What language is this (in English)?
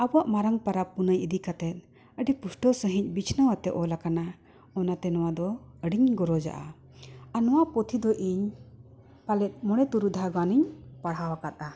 Santali